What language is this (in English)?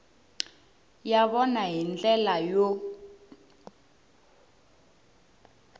Tsonga